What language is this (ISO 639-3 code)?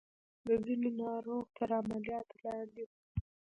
pus